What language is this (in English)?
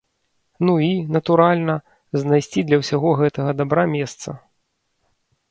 Belarusian